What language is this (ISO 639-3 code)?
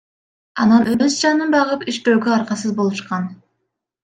kir